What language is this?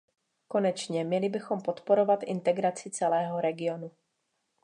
Czech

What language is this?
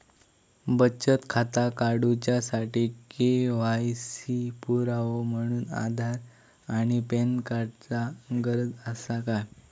Marathi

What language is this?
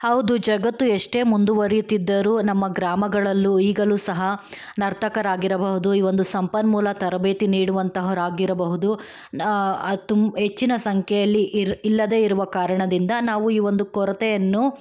Kannada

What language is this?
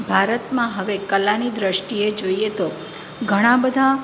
Gujarati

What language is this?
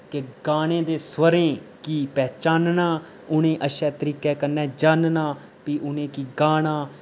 Dogri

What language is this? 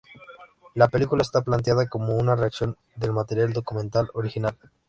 Spanish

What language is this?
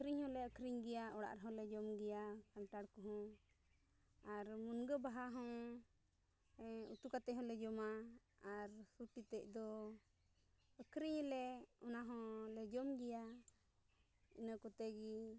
Santali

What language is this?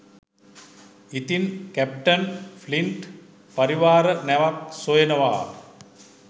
Sinhala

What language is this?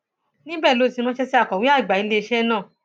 Yoruba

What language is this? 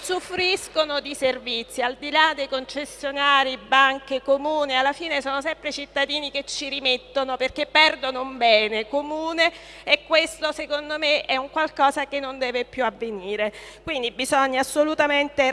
Italian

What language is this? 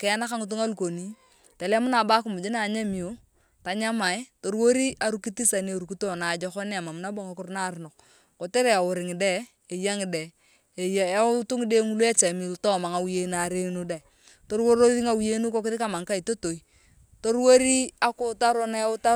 Turkana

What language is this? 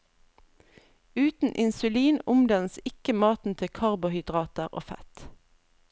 Norwegian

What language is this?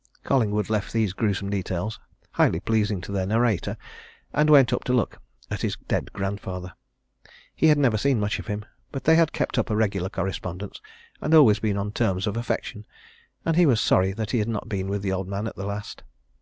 English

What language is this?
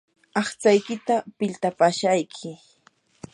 Yanahuanca Pasco Quechua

